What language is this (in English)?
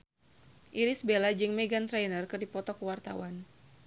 Sundanese